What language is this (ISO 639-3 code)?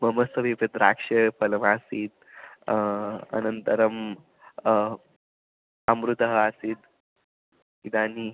san